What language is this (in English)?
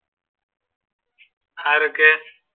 Malayalam